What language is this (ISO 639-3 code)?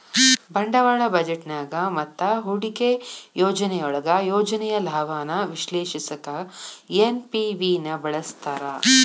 kan